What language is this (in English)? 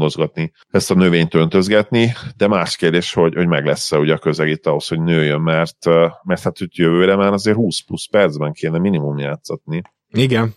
Hungarian